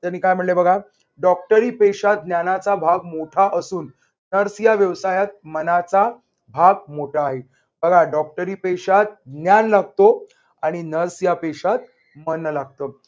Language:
Marathi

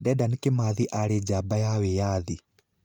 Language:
Kikuyu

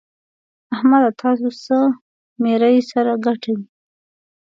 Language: Pashto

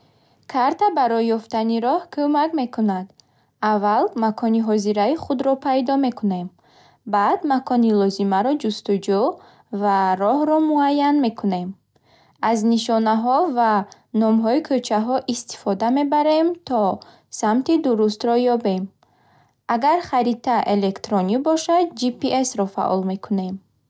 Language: Bukharic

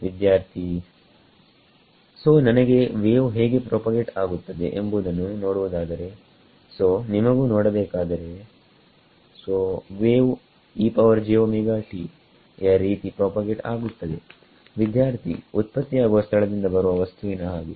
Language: Kannada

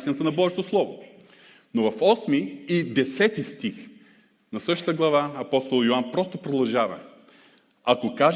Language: Bulgarian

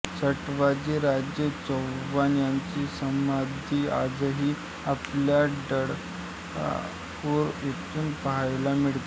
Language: Marathi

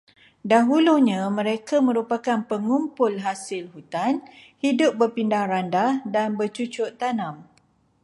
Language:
Malay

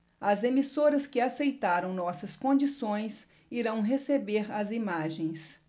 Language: Portuguese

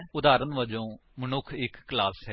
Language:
Punjabi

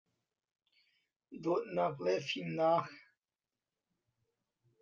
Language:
Hakha Chin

